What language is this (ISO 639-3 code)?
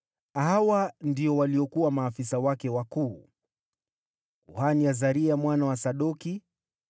swa